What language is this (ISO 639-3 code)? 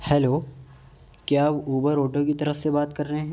urd